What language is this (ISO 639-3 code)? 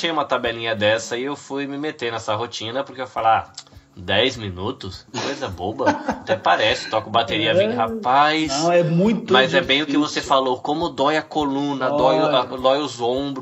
por